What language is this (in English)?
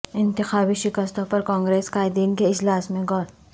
Urdu